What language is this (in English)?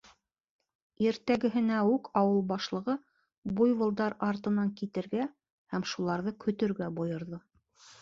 Bashkir